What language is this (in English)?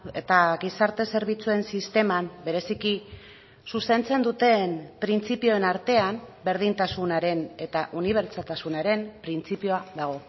Basque